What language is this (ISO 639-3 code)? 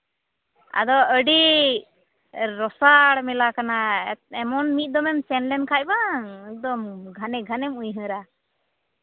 sat